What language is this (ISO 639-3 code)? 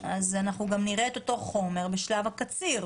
heb